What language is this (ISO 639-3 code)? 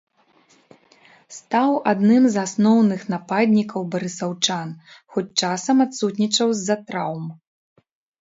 bel